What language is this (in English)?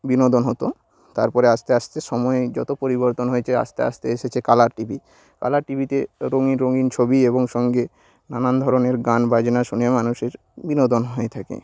Bangla